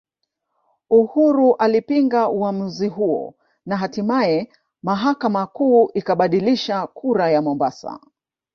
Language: Swahili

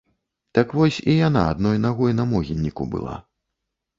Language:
Belarusian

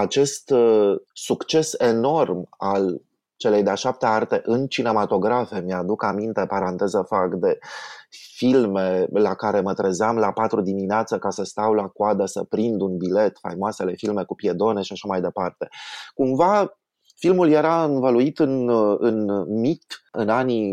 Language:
Romanian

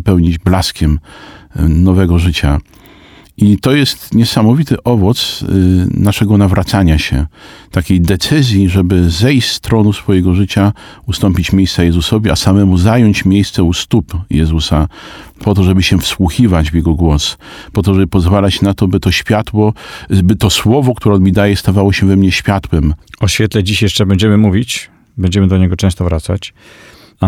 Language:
Polish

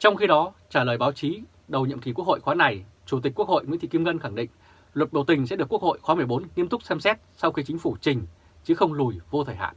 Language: Vietnamese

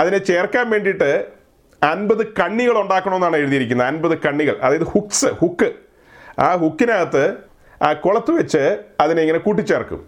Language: Malayalam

